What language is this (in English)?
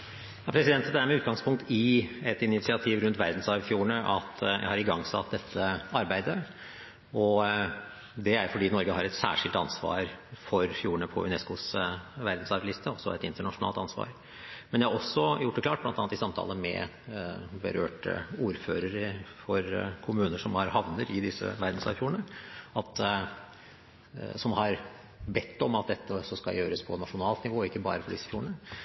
Norwegian Bokmål